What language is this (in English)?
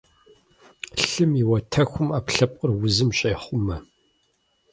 Kabardian